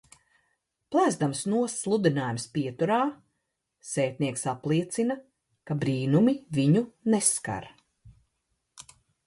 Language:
Latvian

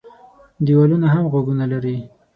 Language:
Pashto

